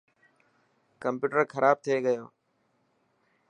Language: Dhatki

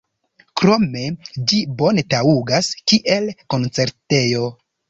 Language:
Esperanto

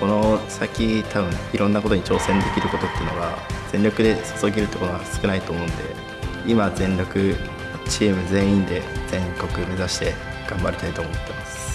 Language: Japanese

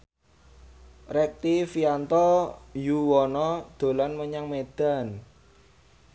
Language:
Javanese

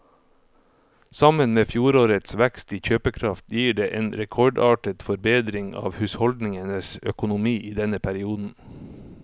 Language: Norwegian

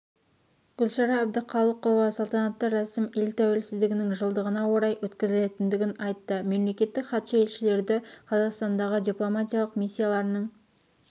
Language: Kazakh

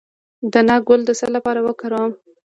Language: Pashto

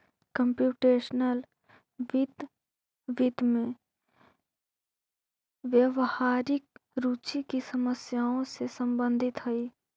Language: Magahi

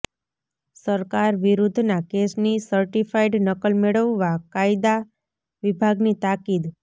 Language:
Gujarati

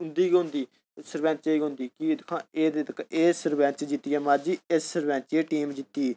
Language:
Dogri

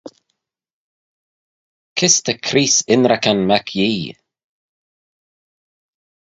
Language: Manx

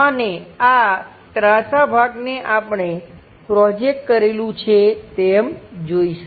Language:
Gujarati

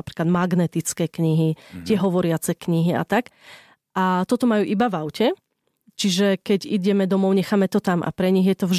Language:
Slovak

